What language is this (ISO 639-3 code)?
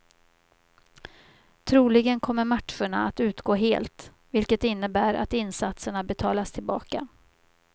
swe